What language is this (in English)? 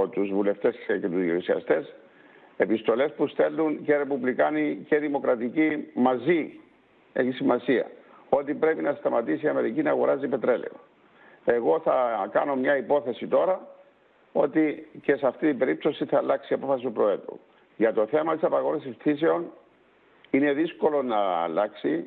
Greek